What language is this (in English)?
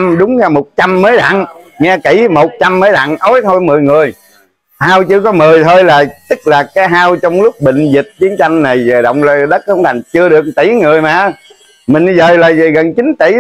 Vietnamese